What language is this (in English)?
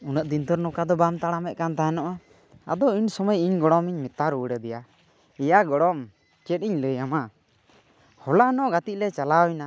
Santali